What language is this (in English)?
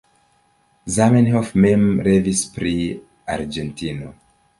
Esperanto